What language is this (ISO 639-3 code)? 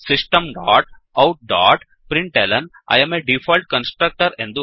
kan